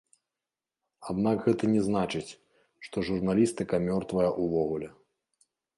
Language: Belarusian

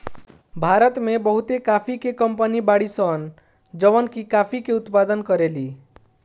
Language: Bhojpuri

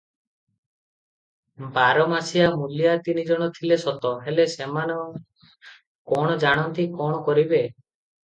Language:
Odia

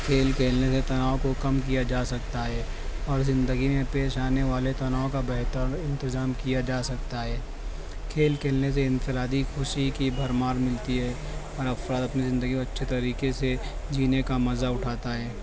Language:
Urdu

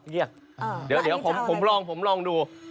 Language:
Thai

